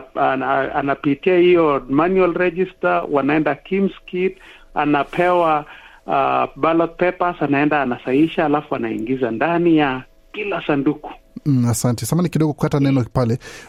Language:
Swahili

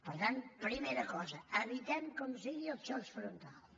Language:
Catalan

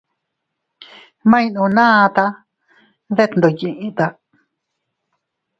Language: Teutila Cuicatec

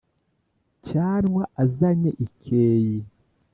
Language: Kinyarwanda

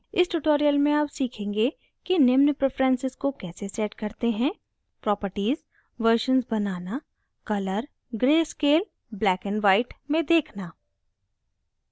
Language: Hindi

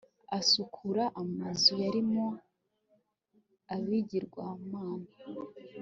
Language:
Kinyarwanda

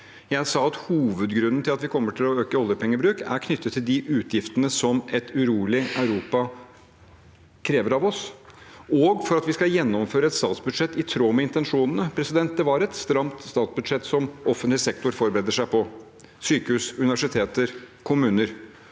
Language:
Norwegian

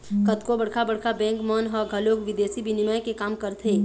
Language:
Chhattisgarhi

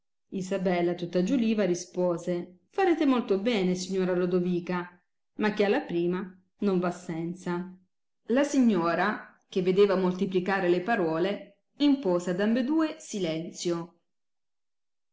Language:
Italian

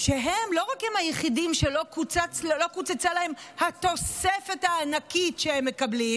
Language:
Hebrew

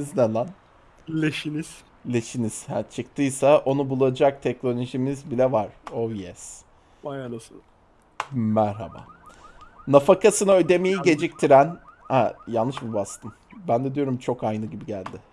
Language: Turkish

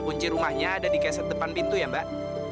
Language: Indonesian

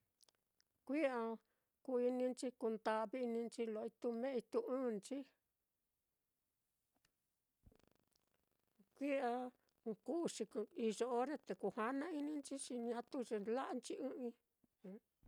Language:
Mitlatongo Mixtec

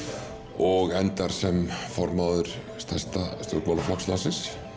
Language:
Icelandic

